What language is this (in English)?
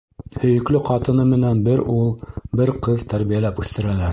Bashkir